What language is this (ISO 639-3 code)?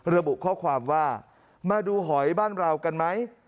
tha